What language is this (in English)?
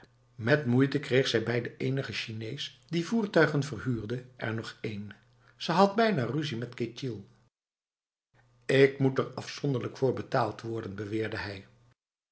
Dutch